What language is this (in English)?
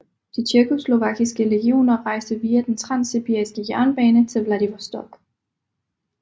Danish